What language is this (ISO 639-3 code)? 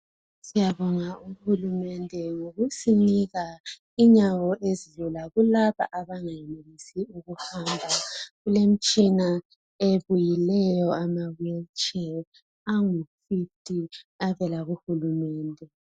nde